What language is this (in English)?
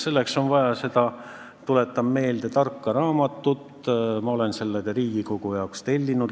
Estonian